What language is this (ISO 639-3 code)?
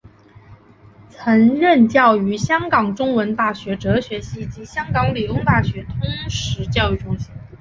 zho